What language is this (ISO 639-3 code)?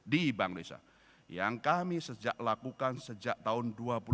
ind